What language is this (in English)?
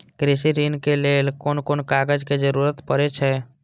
Maithili